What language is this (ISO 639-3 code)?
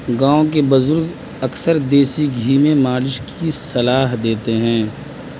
urd